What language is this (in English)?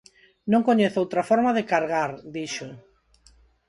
Galician